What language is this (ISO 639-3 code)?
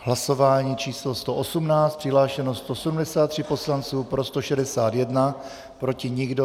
ces